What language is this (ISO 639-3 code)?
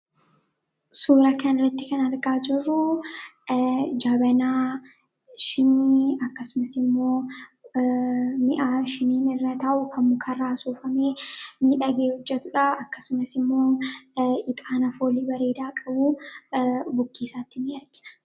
orm